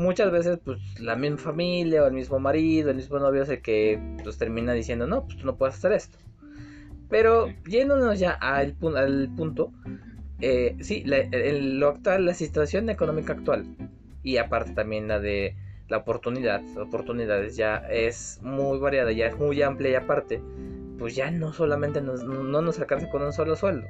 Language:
Spanish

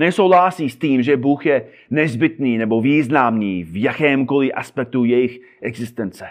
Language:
Czech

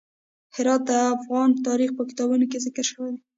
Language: Pashto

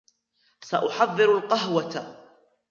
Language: Arabic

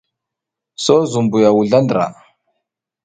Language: South Giziga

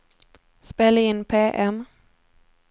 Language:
Swedish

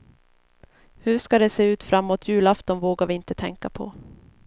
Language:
Swedish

